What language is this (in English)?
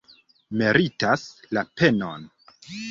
Esperanto